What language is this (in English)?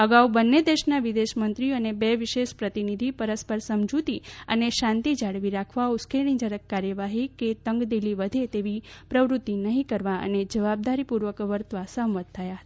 Gujarati